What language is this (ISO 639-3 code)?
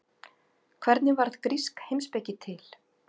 isl